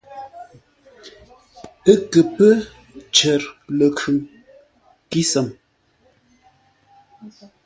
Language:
Ngombale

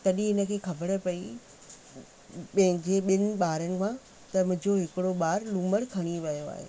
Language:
Sindhi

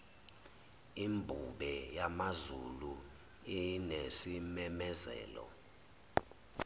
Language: Zulu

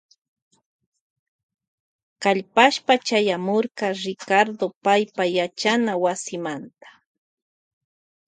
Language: Loja Highland Quichua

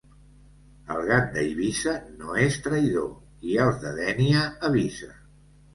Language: Catalan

